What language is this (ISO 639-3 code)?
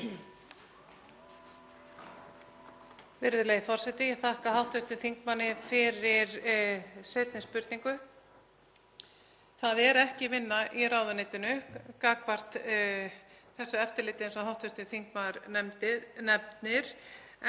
isl